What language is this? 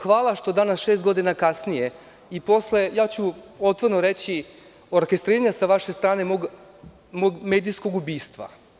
Serbian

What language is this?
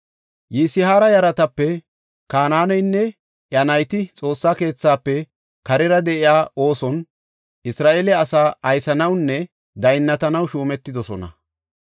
Gofa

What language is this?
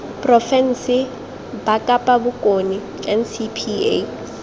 Tswana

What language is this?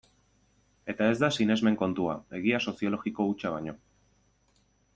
Basque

